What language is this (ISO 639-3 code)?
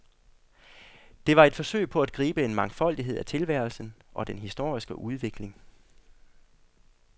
dan